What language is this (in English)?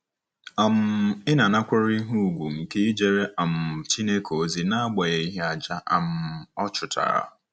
Igbo